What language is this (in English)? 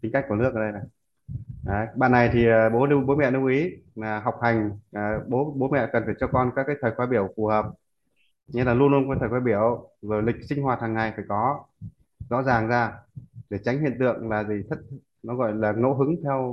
Vietnamese